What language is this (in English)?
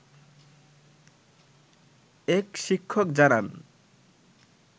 Bangla